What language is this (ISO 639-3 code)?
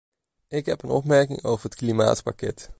nld